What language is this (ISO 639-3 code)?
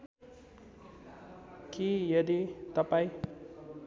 nep